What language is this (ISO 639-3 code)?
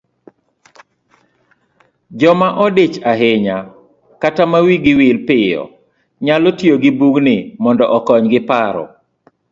luo